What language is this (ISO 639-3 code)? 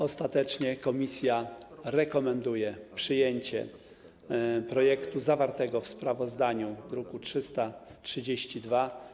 pol